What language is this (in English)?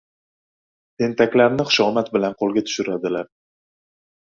Uzbek